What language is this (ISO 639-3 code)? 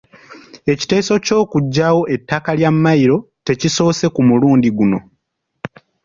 lug